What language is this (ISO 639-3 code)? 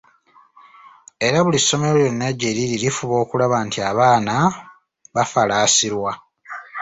lug